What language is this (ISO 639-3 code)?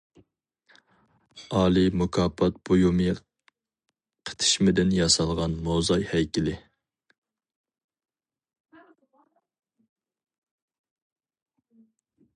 uig